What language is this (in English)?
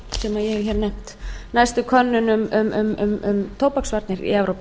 Icelandic